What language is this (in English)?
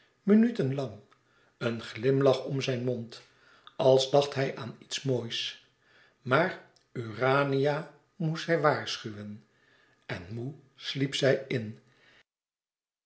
Dutch